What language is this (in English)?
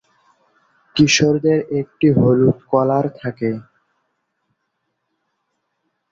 Bangla